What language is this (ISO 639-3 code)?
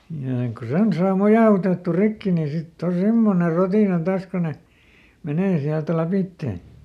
fin